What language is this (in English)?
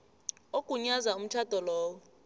South Ndebele